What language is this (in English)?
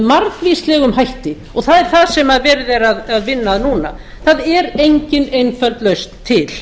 Icelandic